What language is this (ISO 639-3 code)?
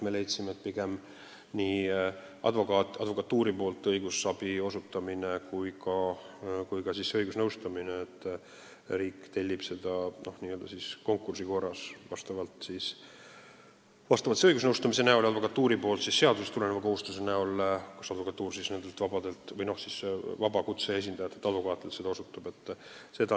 est